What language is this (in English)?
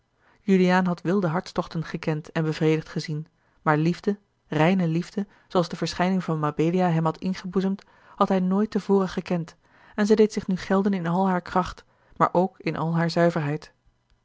Dutch